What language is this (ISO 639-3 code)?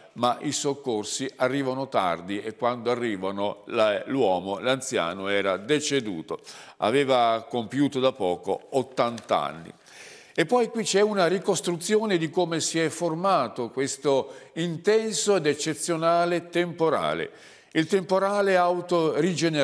ita